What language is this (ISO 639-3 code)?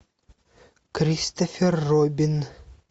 rus